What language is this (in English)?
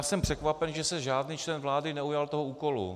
Czech